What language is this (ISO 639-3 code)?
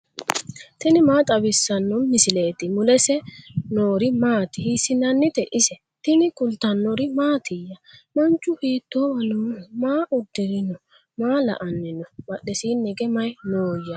sid